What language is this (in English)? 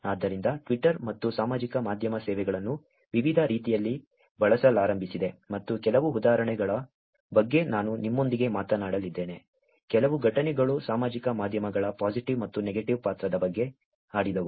Kannada